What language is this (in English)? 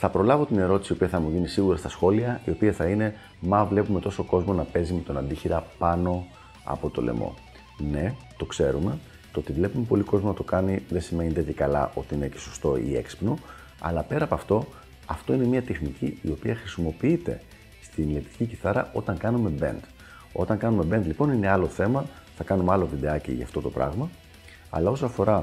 Greek